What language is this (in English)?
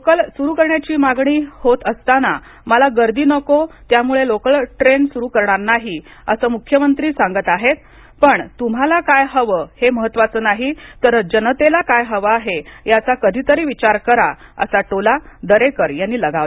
Marathi